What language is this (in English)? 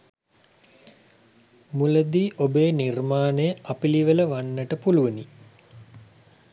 Sinhala